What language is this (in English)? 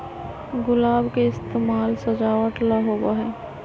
Magahi